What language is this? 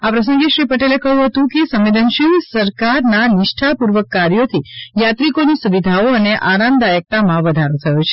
Gujarati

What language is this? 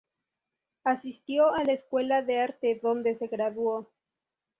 Spanish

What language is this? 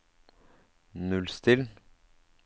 Norwegian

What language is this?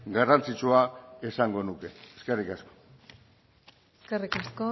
Basque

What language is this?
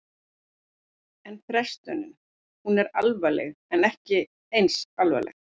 Icelandic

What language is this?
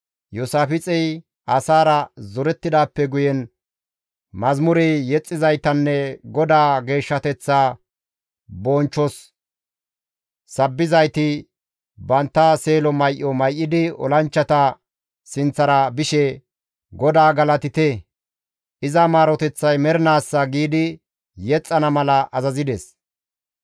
Gamo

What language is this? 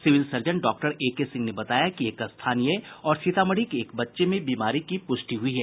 Hindi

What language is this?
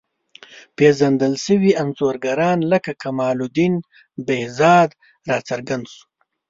Pashto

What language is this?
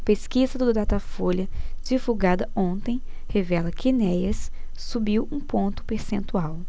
Portuguese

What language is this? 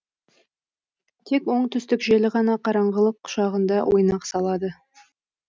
Kazakh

